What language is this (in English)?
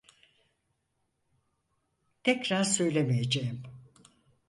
Turkish